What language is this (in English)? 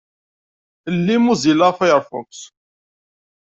Kabyle